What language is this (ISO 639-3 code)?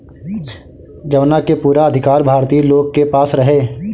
bho